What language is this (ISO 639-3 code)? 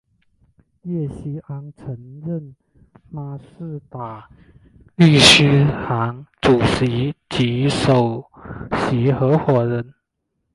zho